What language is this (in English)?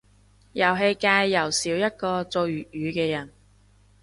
Cantonese